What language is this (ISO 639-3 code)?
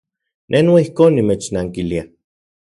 ncx